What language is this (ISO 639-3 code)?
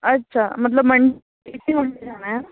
urd